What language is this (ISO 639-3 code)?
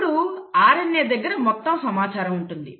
tel